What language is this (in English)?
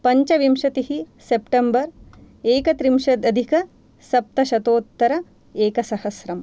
Sanskrit